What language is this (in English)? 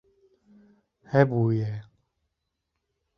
Kurdish